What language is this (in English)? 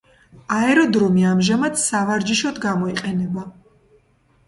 Georgian